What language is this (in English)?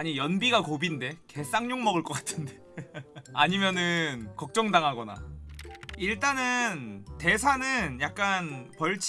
Korean